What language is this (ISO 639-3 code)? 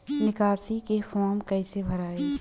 bho